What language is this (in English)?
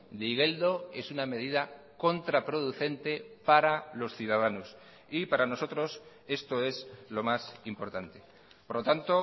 Spanish